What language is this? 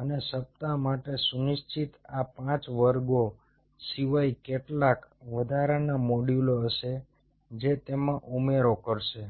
Gujarati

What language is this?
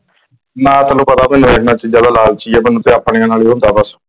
Punjabi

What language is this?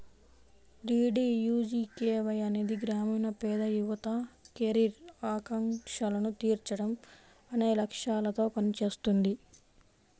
Telugu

